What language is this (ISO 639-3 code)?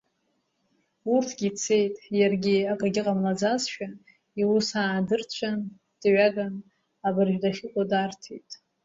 abk